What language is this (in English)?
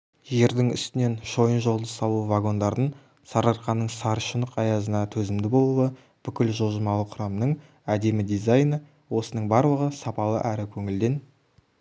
Kazakh